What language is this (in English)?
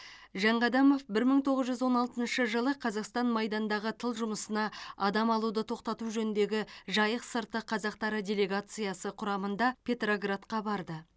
Kazakh